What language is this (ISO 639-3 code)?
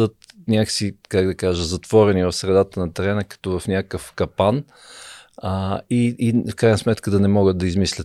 bul